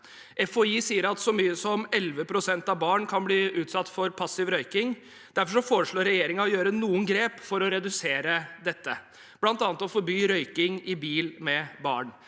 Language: Norwegian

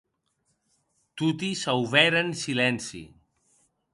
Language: Occitan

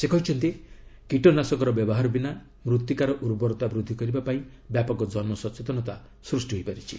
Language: Odia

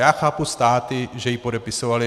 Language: Czech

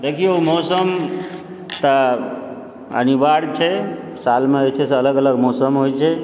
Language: Maithili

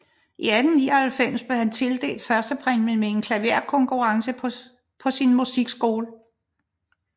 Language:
Danish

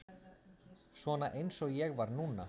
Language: Icelandic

